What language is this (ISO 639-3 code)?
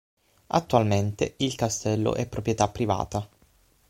ita